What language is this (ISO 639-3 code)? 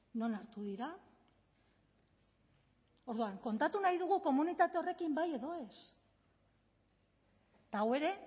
eus